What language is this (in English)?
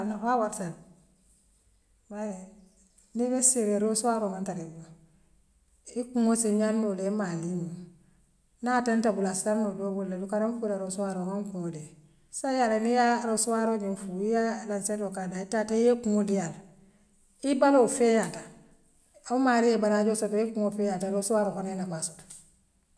Western Maninkakan